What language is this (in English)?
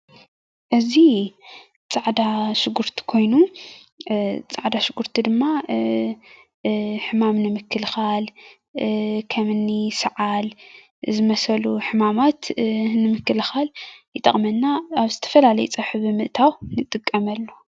Tigrinya